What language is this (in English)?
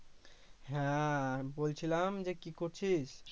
Bangla